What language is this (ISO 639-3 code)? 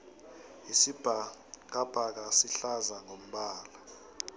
nbl